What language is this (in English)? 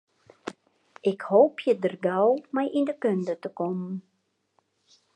Western Frisian